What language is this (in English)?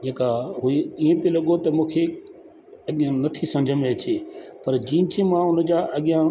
Sindhi